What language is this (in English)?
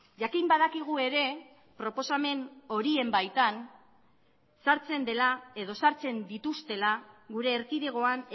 Basque